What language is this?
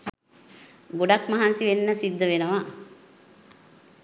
Sinhala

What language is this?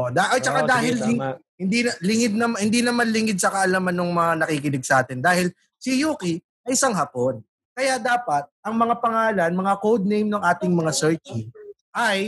Filipino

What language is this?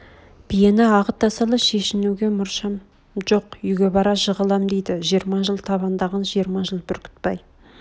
Kazakh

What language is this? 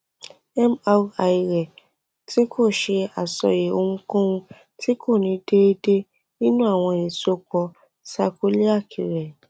Yoruba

